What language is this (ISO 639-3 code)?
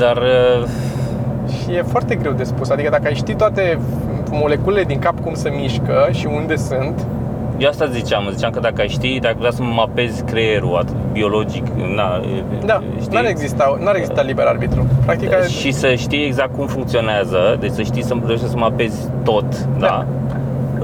ron